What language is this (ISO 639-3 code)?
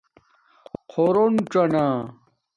dmk